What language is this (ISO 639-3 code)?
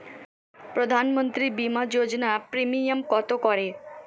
ben